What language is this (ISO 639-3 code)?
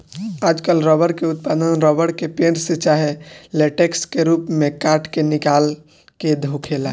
bho